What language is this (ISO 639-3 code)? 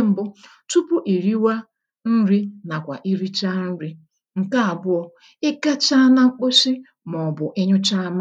ibo